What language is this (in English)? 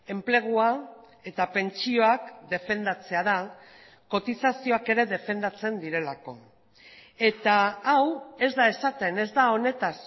Basque